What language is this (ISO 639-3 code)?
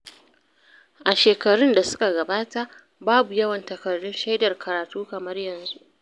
hau